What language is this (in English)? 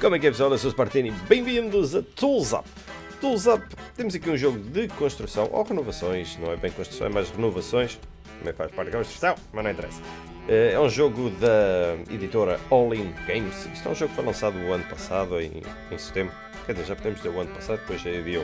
Portuguese